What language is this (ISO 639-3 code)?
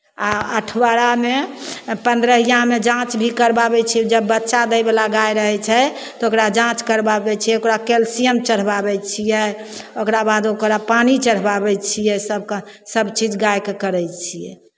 mai